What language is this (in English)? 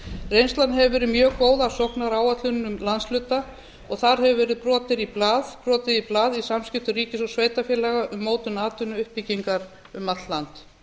Icelandic